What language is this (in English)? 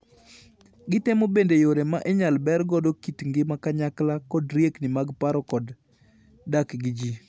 Luo (Kenya and Tanzania)